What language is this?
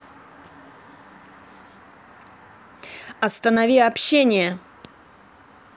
Russian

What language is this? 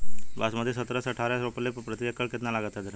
Bhojpuri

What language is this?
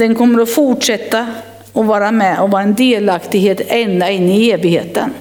Swedish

